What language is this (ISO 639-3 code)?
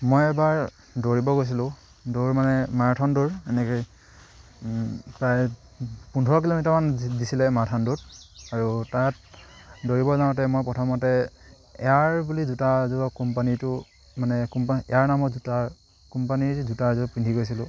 asm